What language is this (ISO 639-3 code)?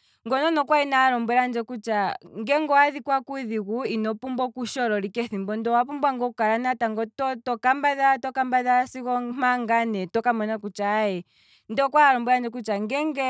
kwm